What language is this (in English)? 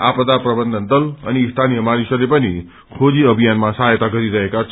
Nepali